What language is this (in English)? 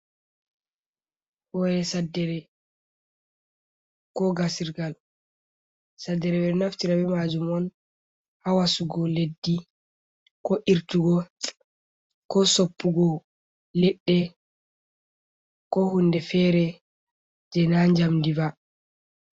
Fula